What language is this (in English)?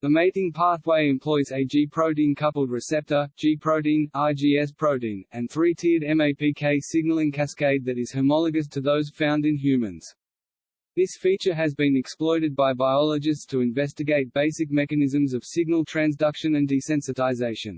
English